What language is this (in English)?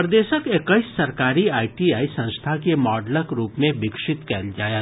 Maithili